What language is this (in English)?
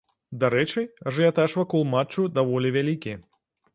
Belarusian